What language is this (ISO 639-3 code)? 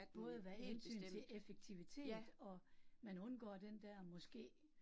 dan